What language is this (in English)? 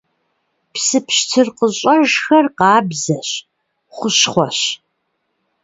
Kabardian